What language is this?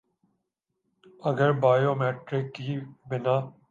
Urdu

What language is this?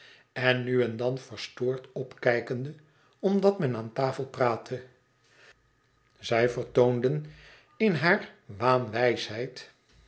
Dutch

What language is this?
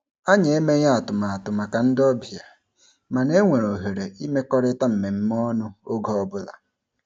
Igbo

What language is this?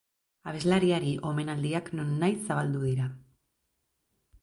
Basque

